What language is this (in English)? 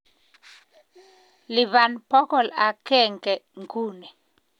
Kalenjin